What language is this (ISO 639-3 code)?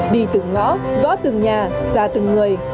vie